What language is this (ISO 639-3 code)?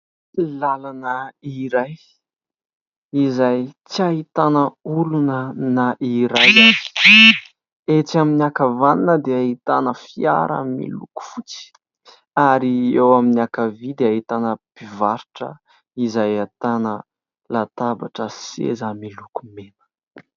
mlg